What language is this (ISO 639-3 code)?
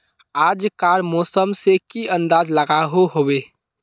mag